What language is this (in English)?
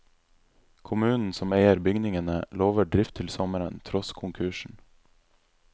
Norwegian